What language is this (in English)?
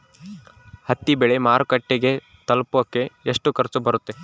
Kannada